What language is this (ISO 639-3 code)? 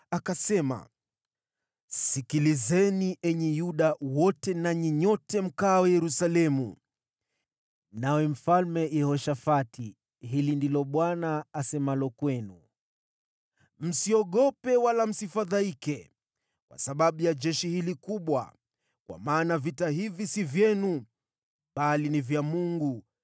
swa